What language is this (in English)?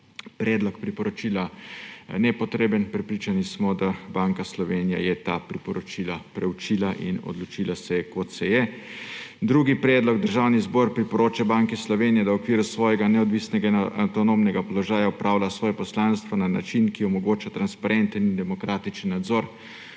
Slovenian